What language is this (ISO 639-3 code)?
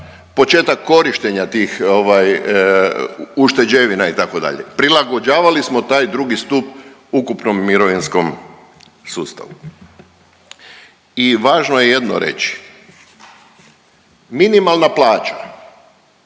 hrv